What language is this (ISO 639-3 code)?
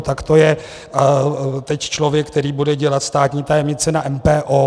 ces